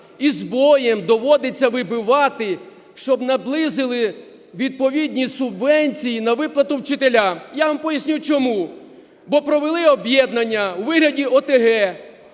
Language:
Ukrainian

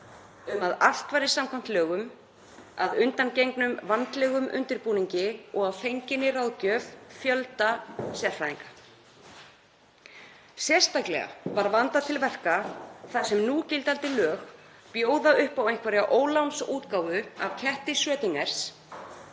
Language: Icelandic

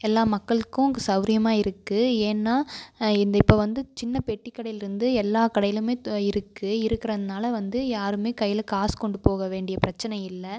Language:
Tamil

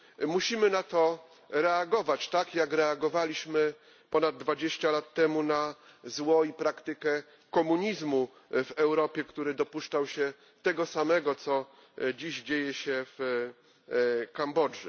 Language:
Polish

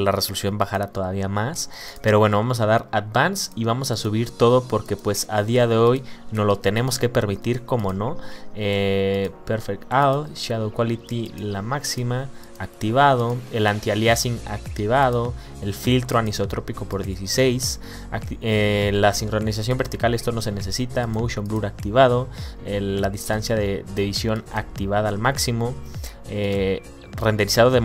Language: Spanish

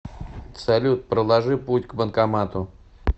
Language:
Russian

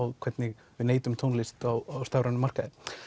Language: Icelandic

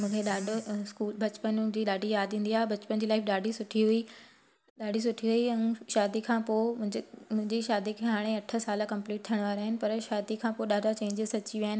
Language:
Sindhi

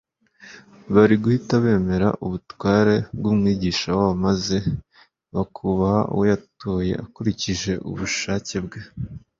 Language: Kinyarwanda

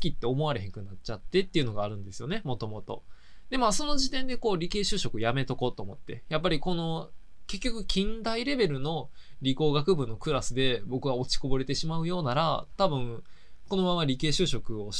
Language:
Japanese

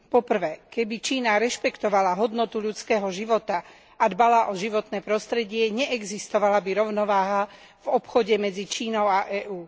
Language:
Slovak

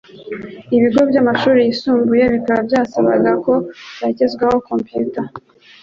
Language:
Kinyarwanda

